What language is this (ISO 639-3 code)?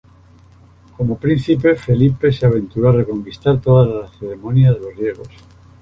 spa